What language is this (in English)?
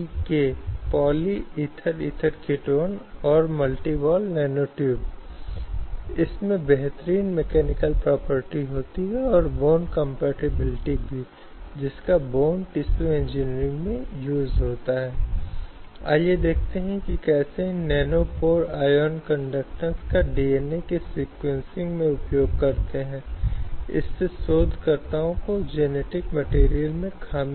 Hindi